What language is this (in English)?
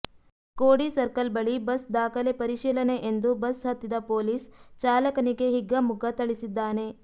Kannada